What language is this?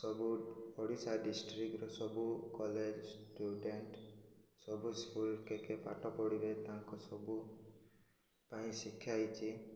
Odia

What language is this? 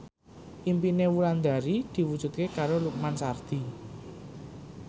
Javanese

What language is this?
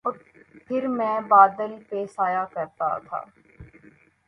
Urdu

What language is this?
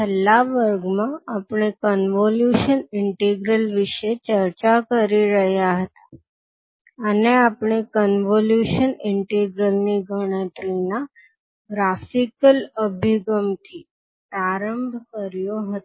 Gujarati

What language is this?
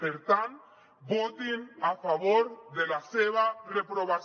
Catalan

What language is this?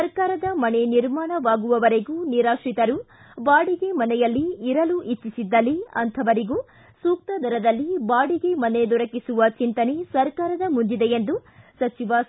Kannada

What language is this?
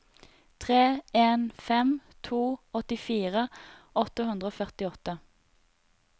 Norwegian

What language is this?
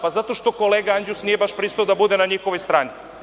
Serbian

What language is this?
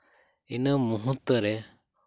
Santali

